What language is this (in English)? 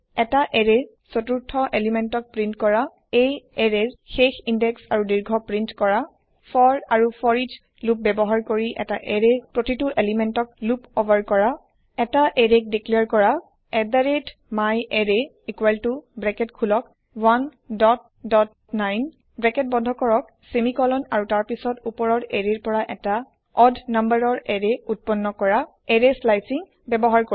Assamese